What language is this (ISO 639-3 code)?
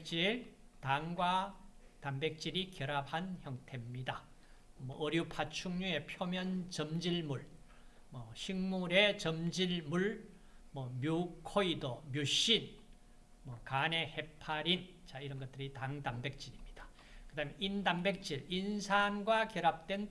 kor